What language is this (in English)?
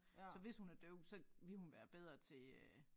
Danish